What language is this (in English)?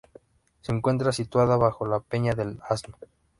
Spanish